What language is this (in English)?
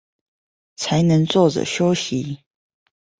Chinese